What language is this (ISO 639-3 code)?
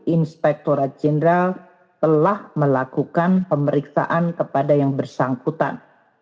ind